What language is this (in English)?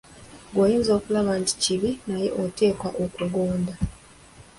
Ganda